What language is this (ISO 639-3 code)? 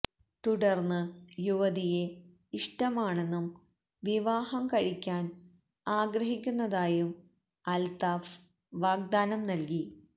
mal